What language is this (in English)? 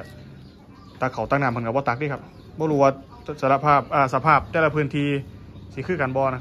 Thai